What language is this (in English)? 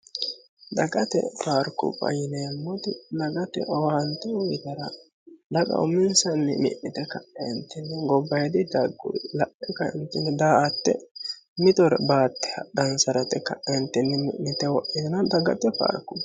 Sidamo